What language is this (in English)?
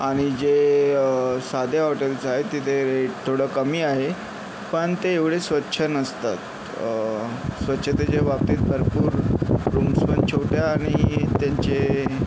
Marathi